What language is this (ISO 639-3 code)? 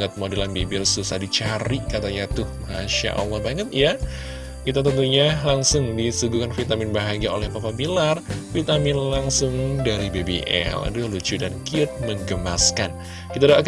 ind